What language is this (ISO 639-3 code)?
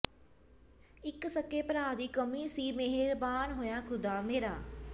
pan